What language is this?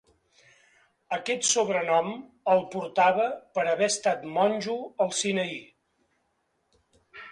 Catalan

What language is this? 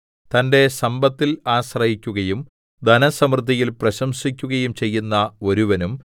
Malayalam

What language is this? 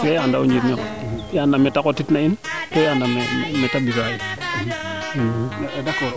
Serer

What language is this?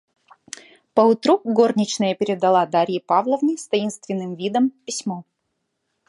Russian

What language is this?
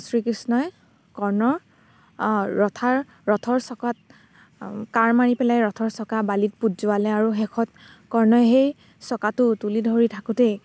Assamese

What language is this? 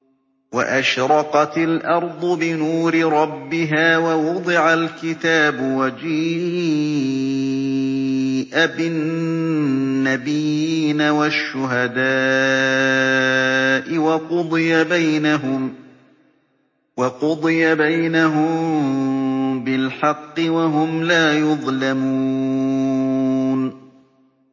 Arabic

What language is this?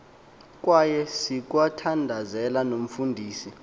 Xhosa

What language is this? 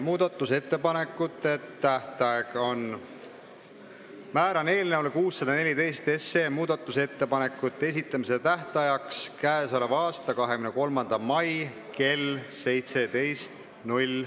Estonian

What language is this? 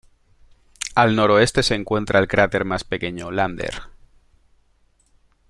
Spanish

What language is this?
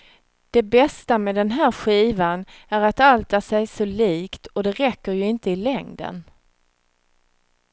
Swedish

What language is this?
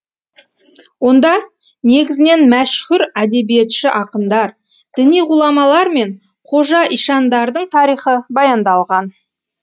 Kazakh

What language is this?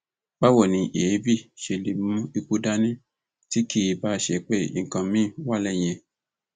Yoruba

